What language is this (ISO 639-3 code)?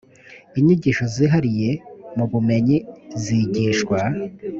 kin